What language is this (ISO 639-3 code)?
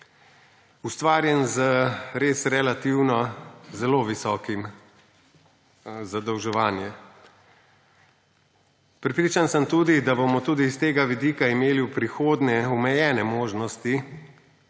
slv